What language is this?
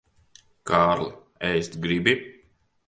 Latvian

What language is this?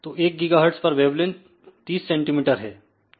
Hindi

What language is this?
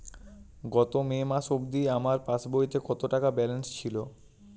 Bangla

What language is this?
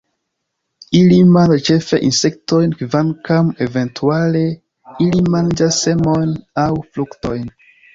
Esperanto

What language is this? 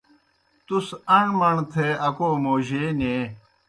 Kohistani Shina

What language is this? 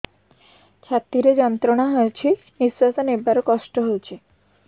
Odia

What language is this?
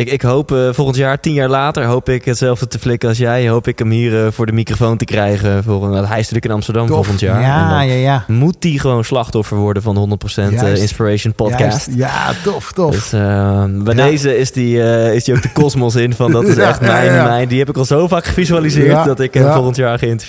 Dutch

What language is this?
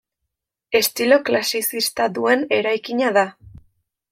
Basque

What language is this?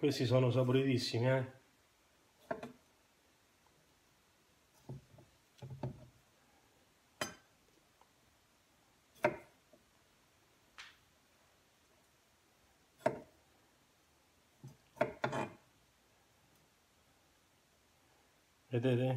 Italian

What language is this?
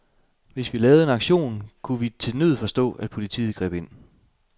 Danish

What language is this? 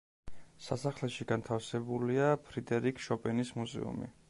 Georgian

